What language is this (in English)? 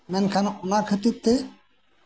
Santali